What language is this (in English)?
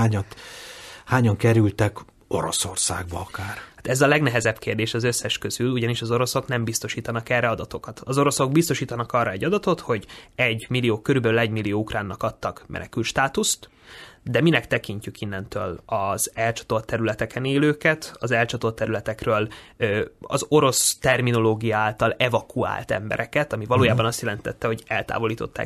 Hungarian